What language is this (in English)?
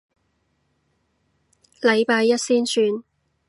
Cantonese